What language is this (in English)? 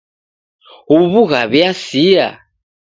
Taita